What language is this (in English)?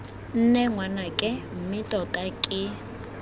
Tswana